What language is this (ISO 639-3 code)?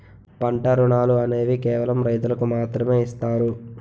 tel